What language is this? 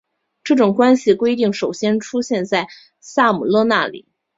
Chinese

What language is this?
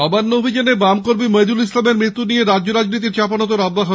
Bangla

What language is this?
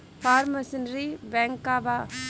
Bhojpuri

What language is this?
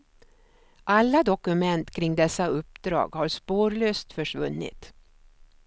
Swedish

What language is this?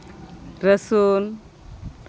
Santali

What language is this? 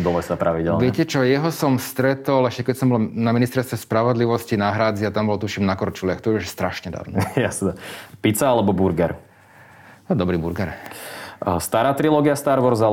Slovak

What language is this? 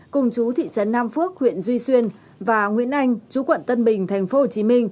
Vietnamese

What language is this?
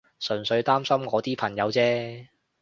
Cantonese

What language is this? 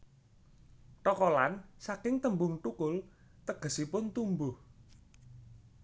Javanese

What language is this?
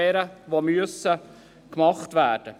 Swiss German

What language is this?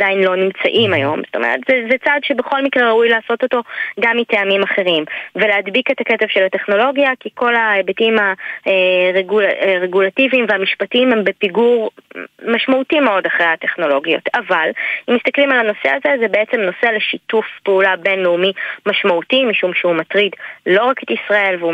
Hebrew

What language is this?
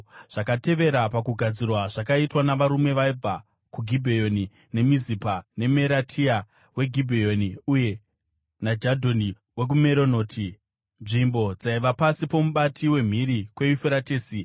Shona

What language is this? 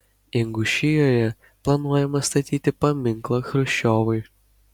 Lithuanian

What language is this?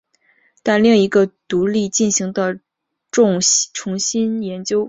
Chinese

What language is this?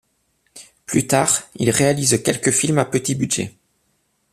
French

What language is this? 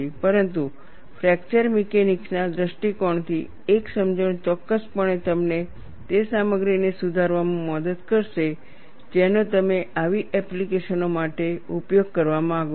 Gujarati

